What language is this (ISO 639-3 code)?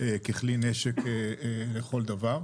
heb